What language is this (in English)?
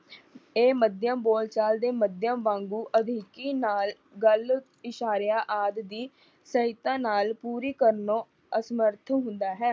Punjabi